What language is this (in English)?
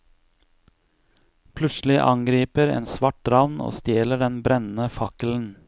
Norwegian